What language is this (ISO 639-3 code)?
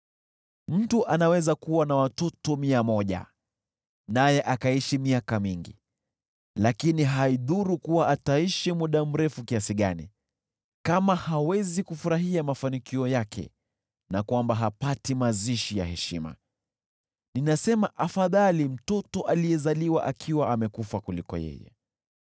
swa